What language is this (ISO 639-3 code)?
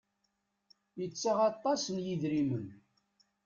kab